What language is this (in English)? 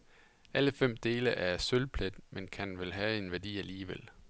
Danish